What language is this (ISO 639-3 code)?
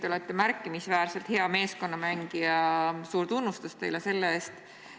est